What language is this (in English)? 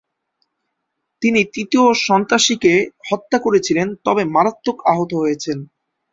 Bangla